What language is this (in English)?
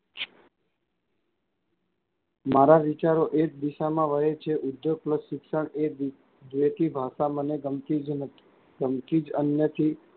Gujarati